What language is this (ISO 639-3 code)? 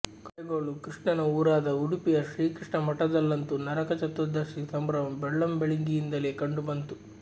kan